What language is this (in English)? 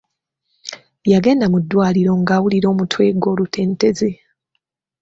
Ganda